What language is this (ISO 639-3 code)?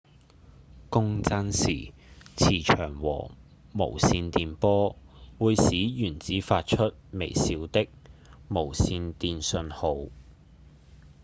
yue